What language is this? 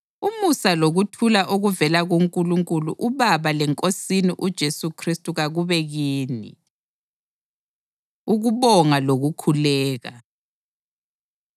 North Ndebele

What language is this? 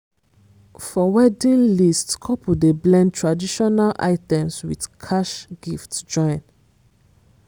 Nigerian Pidgin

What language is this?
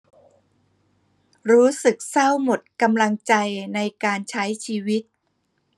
Thai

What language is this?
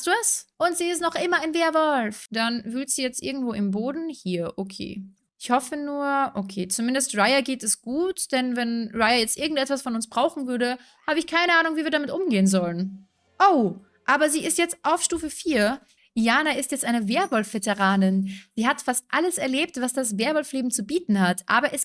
German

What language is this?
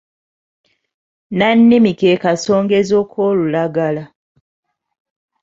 Ganda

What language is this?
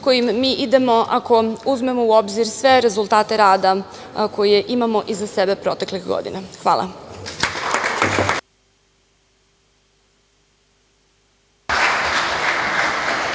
Serbian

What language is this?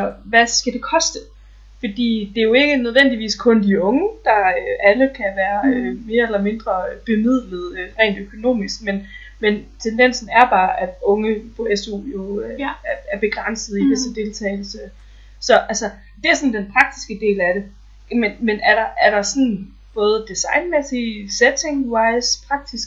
Danish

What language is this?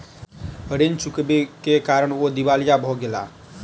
Maithili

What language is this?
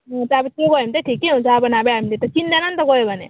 Nepali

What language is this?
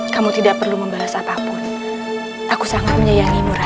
Indonesian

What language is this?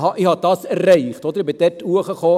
Swiss German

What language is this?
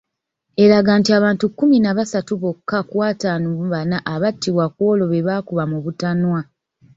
Ganda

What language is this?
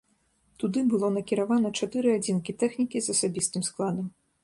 Belarusian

